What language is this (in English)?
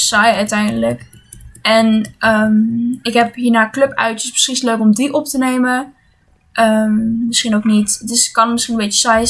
Dutch